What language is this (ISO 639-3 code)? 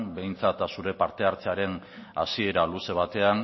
eus